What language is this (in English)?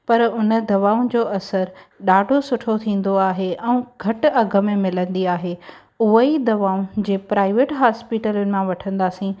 Sindhi